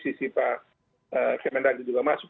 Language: Indonesian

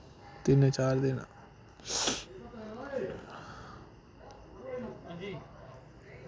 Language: Dogri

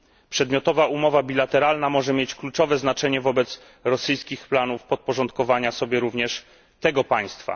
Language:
Polish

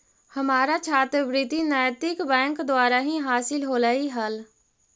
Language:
Magahi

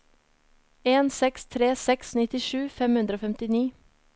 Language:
Norwegian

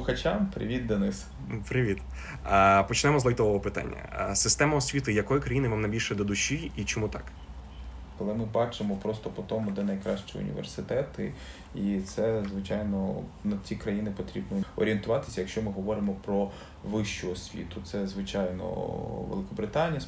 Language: Ukrainian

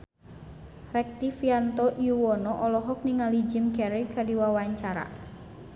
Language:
Sundanese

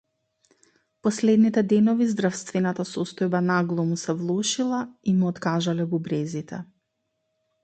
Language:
Macedonian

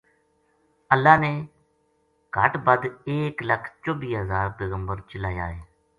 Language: Gujari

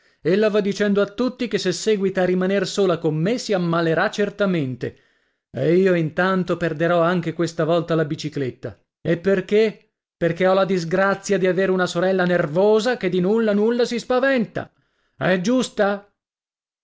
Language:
Italian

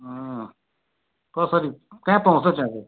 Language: Nepali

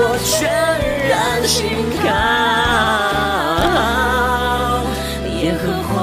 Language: Chinese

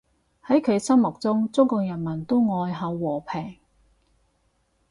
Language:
Cantonese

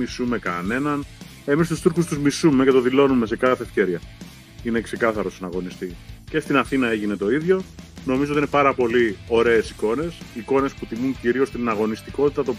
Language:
Greek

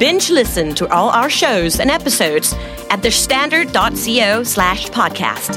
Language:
Thai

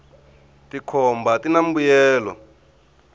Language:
Tsonga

